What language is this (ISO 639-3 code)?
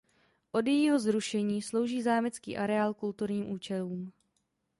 ces